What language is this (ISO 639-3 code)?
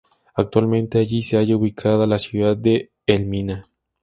spa